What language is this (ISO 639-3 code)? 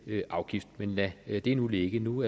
dan